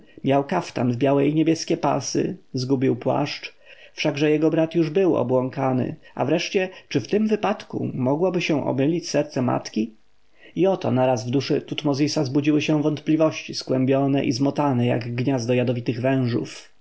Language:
Polish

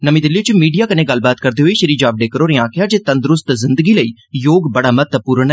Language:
Dogri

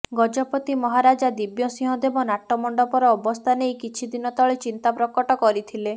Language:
Odia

